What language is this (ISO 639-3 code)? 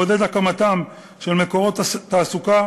heb